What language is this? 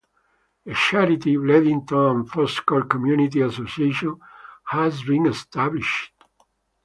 English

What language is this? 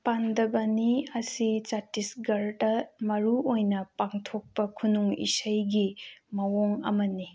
Manipuri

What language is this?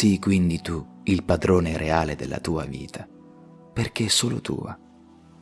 Italian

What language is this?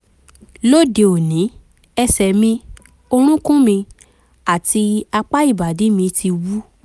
Yoruba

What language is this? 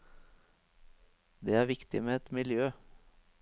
Norwegian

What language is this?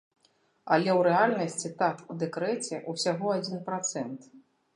Belarusian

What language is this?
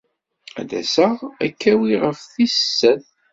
Kabyle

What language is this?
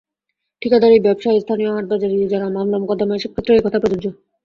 Bangla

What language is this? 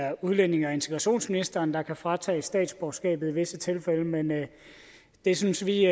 Danish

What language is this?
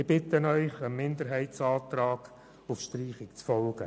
Swiss German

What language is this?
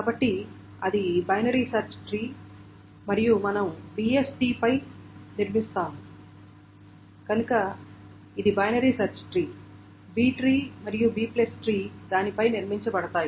Telugu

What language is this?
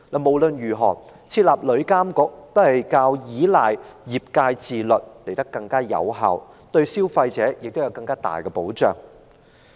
Cantonese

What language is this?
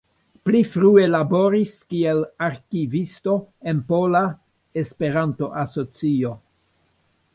Esperanto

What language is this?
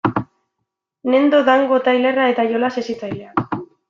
Basque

